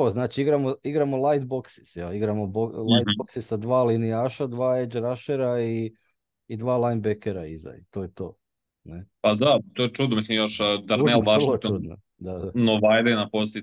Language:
Croatian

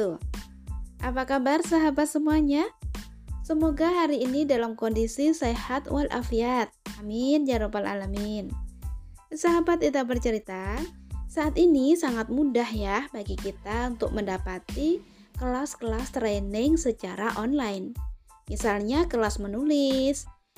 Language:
Indonesian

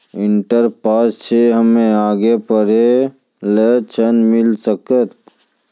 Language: Maithili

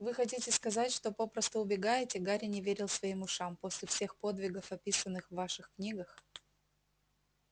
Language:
Russian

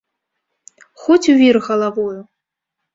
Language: Belarusian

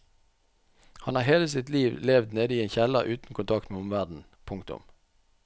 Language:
Norwegian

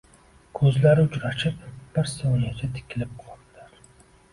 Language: Uzbek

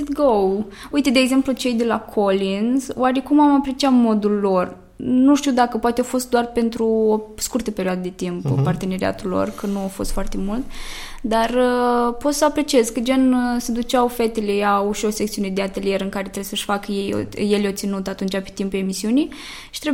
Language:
Romanian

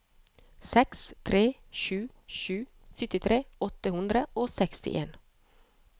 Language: Norwegian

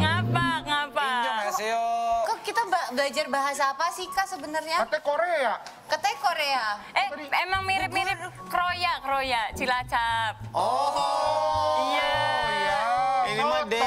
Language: Indonesian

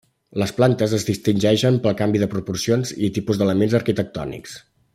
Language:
Catalan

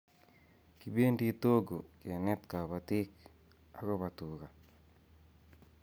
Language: Kalenjin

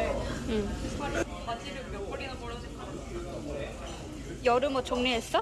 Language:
Korean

